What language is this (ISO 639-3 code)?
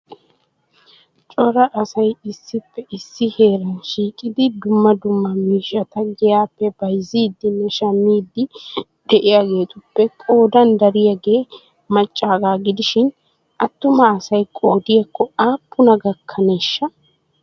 wal